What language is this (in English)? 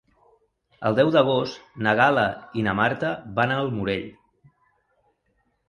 Catalan